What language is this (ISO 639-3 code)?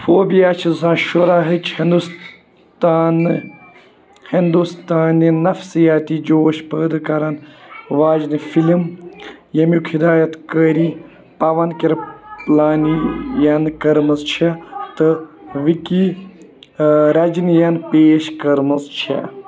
kas